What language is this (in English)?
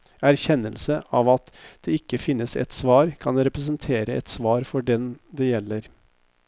Norwegian